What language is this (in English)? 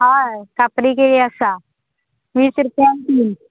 Konkani